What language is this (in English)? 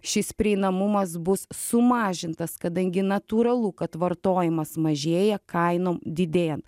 Lithuanian